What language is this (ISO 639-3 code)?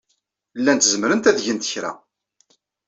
kab